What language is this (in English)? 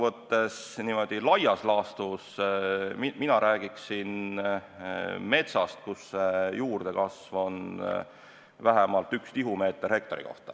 Estonian